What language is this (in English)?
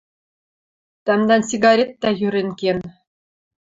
Western Mari